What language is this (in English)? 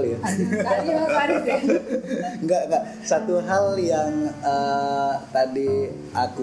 Indonesian